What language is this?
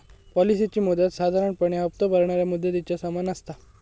Marathi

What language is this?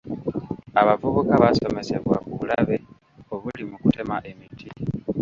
Ganda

